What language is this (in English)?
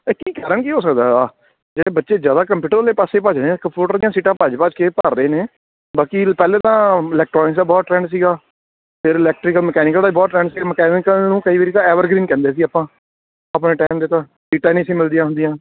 Punjabi